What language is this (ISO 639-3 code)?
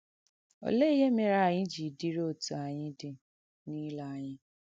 ibo